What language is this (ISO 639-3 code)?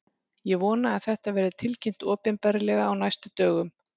isl